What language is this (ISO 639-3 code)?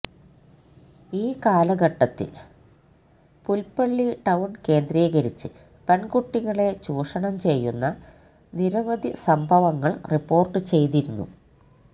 mal